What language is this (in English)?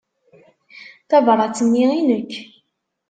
Kabyle